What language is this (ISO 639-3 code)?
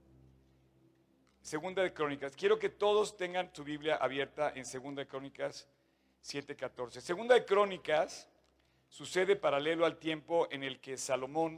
spa